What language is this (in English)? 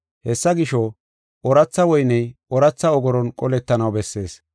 Gofa